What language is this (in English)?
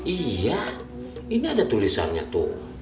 Indonesian